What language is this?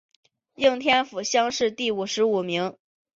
Chinese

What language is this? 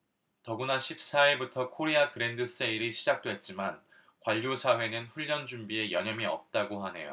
Korean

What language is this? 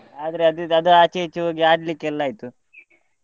Kannada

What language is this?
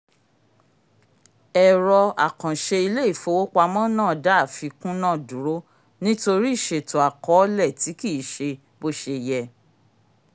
Yoruba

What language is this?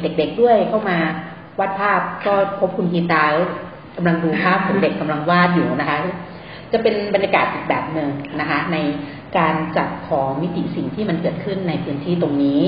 Thai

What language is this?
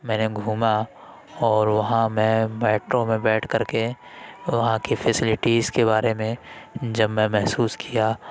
Urdu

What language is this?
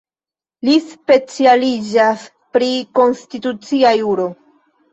Esperanto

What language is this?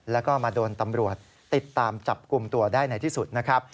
Thai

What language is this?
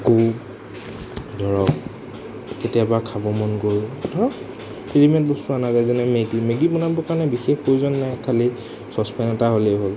Assamese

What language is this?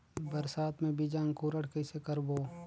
Chhattisgarhi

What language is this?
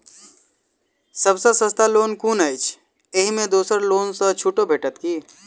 Maithili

